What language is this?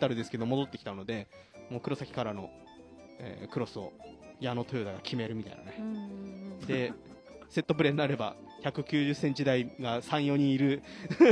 Japanese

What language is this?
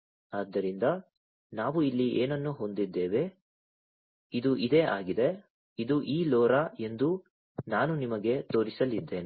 Kannada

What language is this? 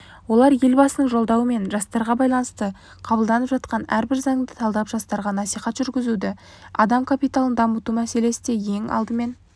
Kazakh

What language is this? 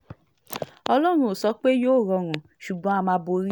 Yoruba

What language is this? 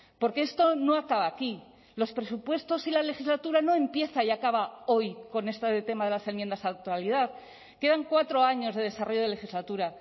Spanish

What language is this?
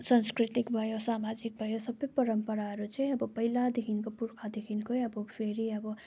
Nepali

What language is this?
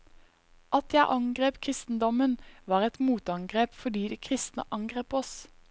Norwegian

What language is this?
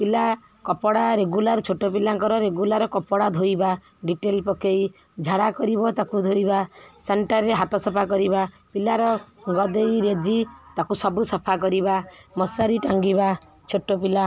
Odia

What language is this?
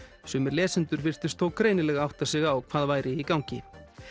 Icelandic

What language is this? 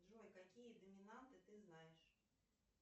Russian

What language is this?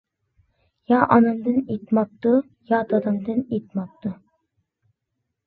Uyghur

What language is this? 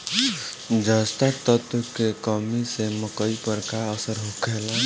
Bhojpuri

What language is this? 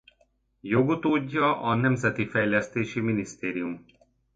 Hungarian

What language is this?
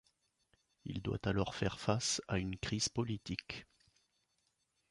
French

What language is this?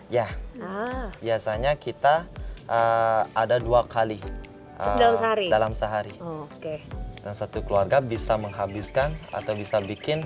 Indonesian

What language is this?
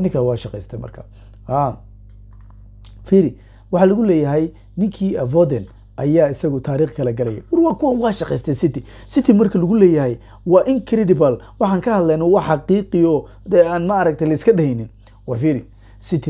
Arabic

